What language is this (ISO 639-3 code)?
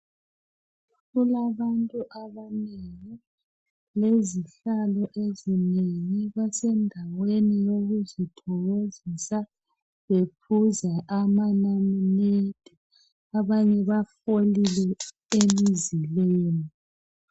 nde